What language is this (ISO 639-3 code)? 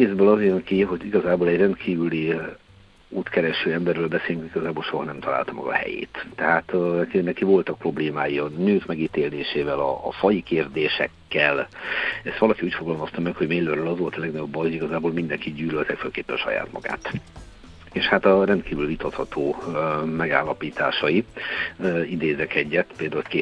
hun